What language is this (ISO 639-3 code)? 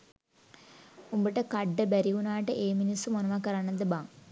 sin